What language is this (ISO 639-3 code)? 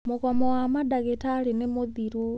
kik